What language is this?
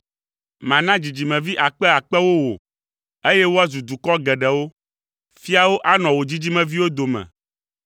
Ewe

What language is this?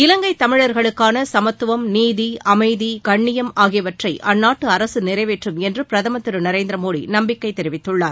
Tamil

